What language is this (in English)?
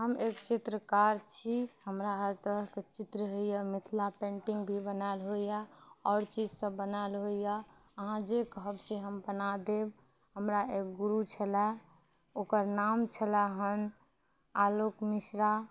Maithili